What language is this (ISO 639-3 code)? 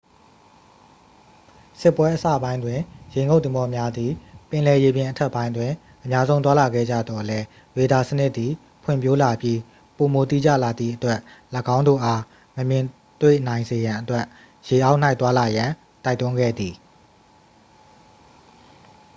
mya